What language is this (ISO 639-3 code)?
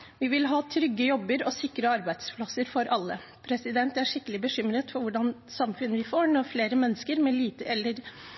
nob